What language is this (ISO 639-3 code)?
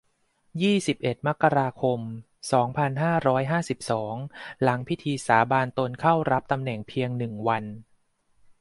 tha